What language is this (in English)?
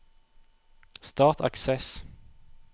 Norwegian